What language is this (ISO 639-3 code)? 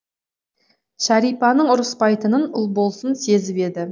kaz